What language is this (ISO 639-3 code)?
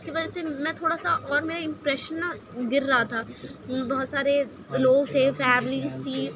urd